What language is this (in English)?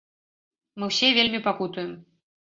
Belarusian